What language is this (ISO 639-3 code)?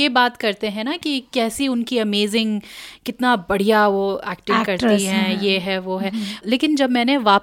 hin